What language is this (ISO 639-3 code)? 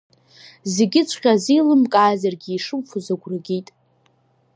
abk